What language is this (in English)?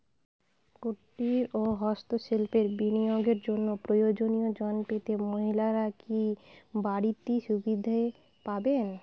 Bangla